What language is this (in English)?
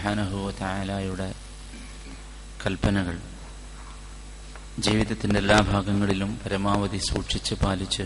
Malayalam